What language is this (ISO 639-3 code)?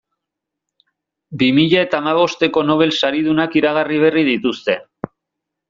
eus